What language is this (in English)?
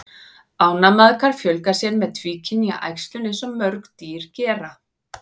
Icelandic